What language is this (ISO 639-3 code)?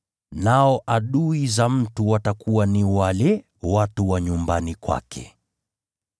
swa